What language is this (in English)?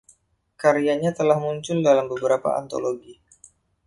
Indonesian